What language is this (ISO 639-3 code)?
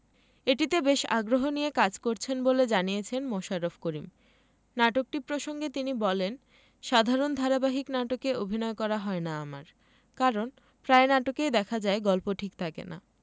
ben